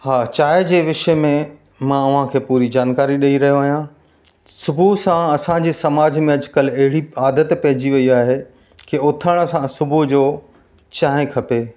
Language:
Sindhi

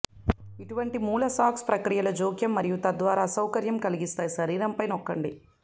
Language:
Telugu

